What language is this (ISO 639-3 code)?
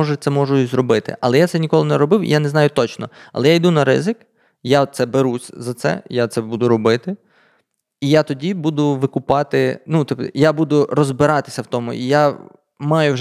ukr